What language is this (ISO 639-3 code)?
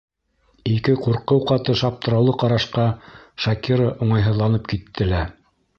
bak